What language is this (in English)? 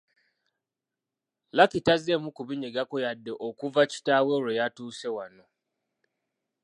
Ganda